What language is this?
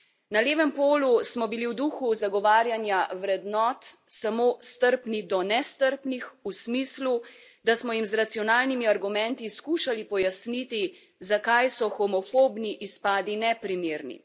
Slovenian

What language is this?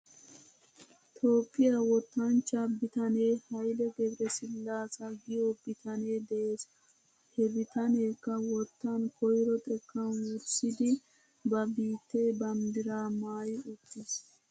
Wolaytta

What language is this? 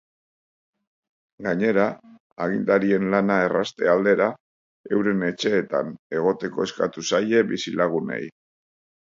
Basque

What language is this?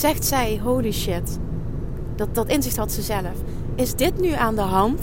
Dutch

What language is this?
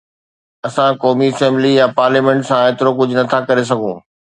Sindhi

